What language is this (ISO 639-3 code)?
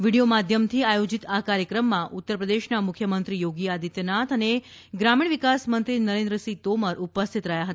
guj